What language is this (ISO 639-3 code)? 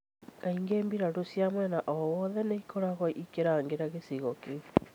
kik